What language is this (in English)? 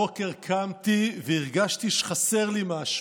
Hebrew